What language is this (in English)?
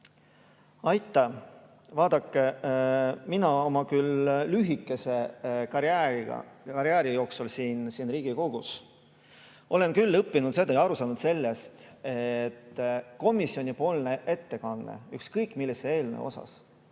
Estonian